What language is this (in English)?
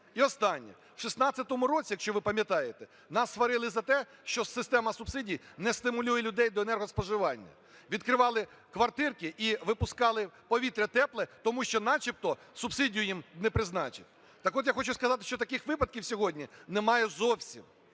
Ukrainian